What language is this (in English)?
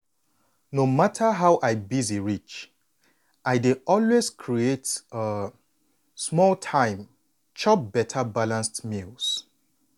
Nigerian Pidgin